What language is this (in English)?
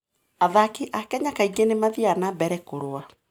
Kikuyu